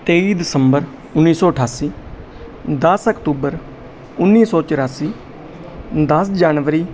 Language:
Punjabi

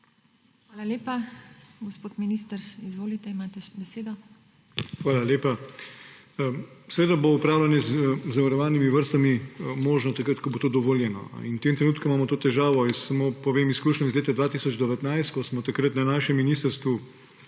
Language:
Slovenian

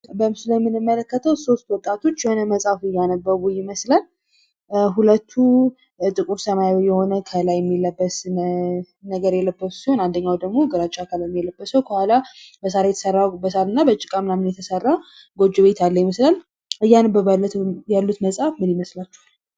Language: Amharic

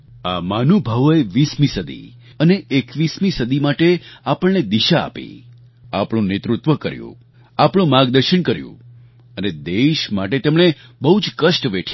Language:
Gujarati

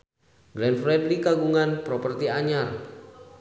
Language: Sundanese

